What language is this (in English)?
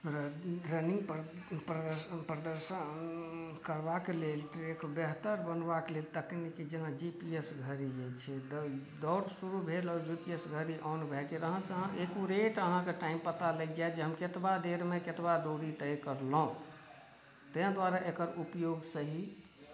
Maithili